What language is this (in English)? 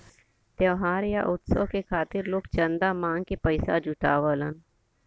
Bhojpuri